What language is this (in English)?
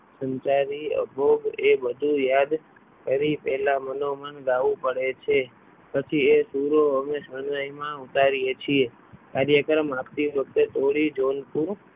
Gujarati